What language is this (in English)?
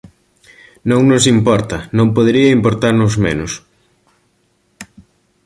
Galician